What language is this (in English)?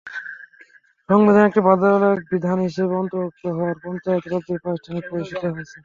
Bangla